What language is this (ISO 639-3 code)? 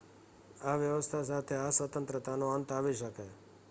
guj